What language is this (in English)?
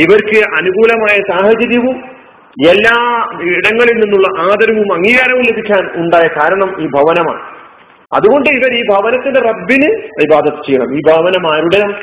Malayalam